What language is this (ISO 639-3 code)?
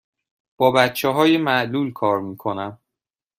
fas